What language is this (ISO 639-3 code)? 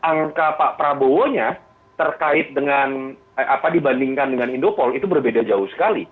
ind